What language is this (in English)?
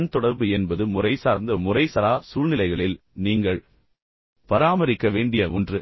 Tamil